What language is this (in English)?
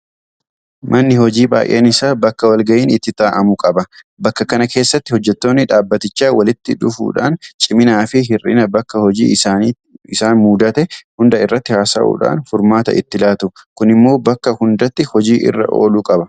Oromo